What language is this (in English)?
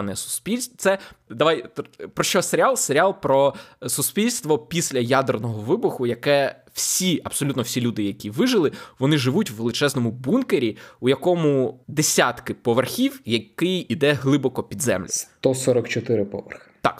Ukrainian